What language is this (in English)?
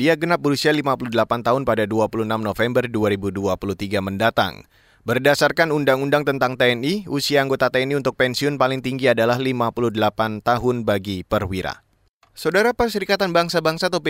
Indonesian